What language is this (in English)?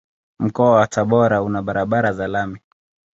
Swahili